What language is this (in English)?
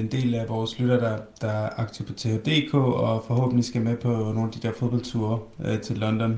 Danish